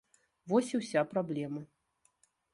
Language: Belarusian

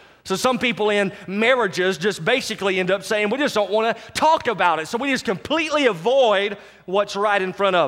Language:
English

